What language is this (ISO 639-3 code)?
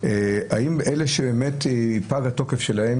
heb